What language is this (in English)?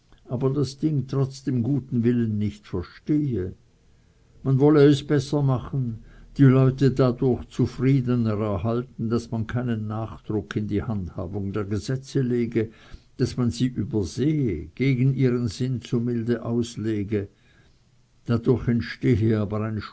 German